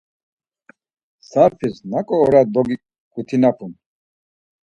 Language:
Laz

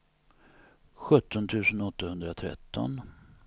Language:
Swedish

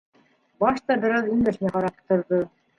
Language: Bashkir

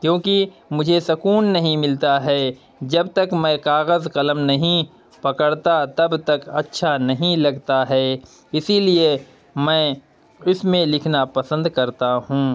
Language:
Urdu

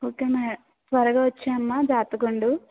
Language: Telugu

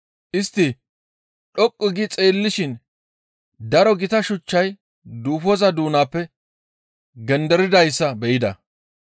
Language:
Gamo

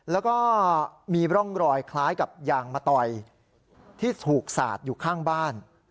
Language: Thai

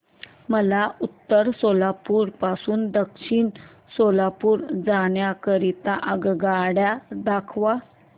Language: Marathi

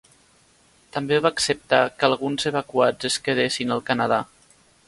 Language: Catalan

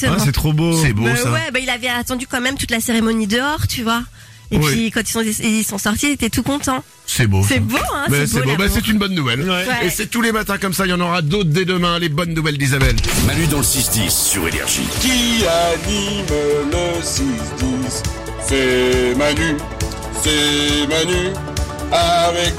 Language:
French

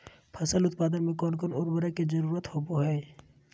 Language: Magahi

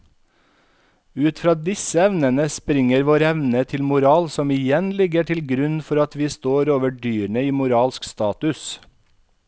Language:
Norwegian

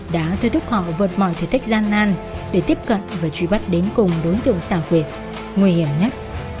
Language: Vietnamese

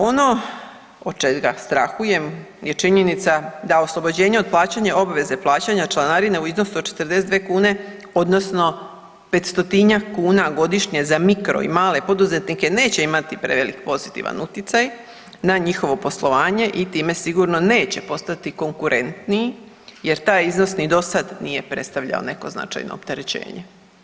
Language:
Croatian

